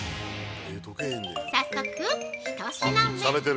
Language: Japanese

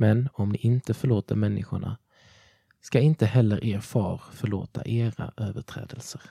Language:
Swedish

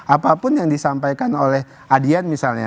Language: Indonesian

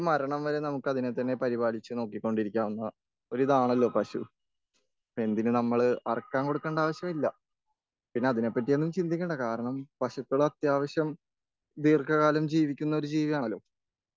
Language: Malayalam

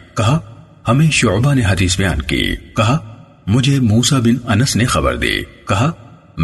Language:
Urdu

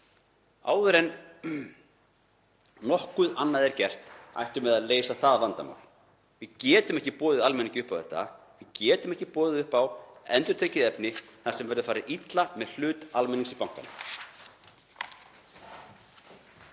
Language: Icelandic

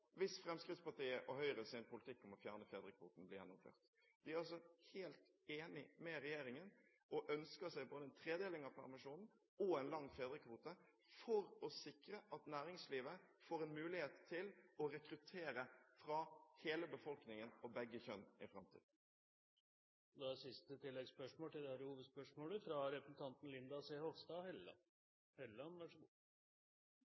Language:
Norwegian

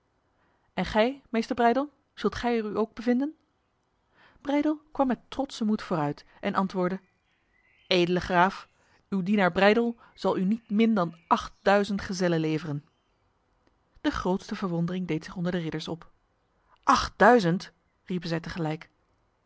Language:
Dutch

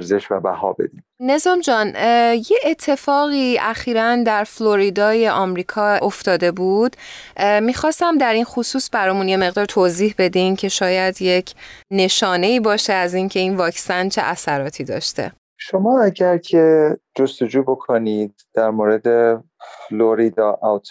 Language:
Persian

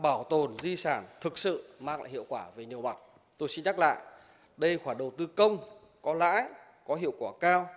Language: Vietnamese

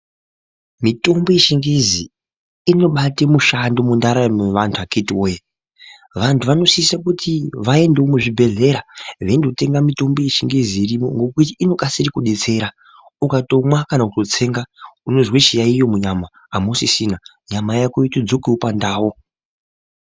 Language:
Ndau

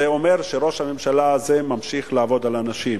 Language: Hebrew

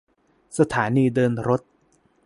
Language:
Thai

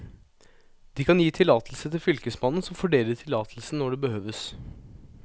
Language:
Norwegian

